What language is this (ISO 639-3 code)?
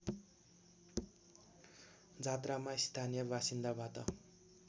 nep